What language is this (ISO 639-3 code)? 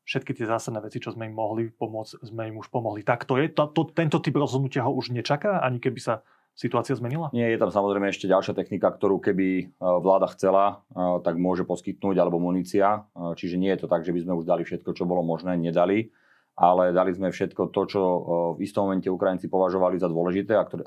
slk